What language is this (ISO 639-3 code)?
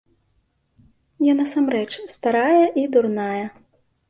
bel